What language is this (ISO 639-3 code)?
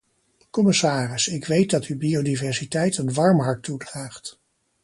nld